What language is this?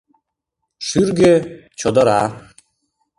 Mari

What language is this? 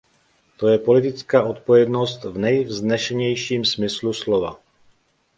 Czech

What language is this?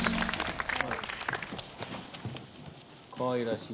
Japanese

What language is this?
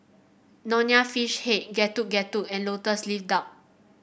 English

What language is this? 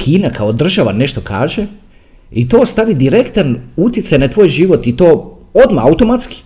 Croatian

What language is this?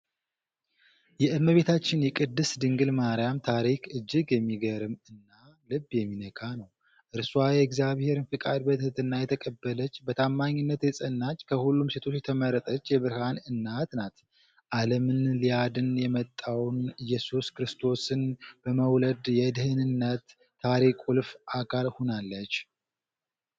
Amharic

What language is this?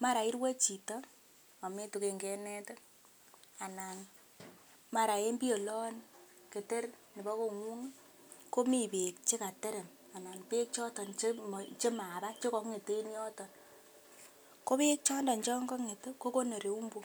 Kalenjin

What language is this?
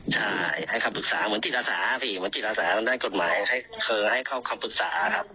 Thai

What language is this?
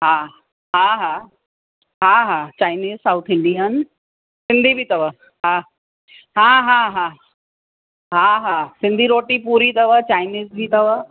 Sindhi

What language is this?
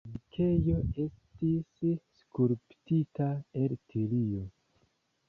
Esperanto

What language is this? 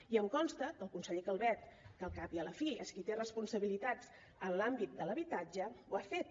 Catalan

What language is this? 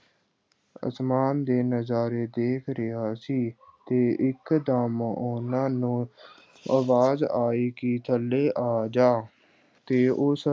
Punjabi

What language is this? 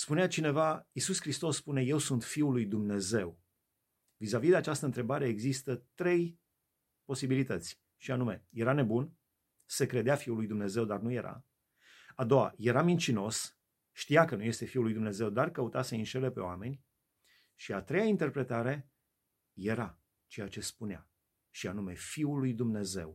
Romanian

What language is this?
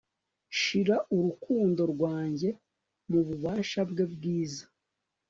Kinyarwanda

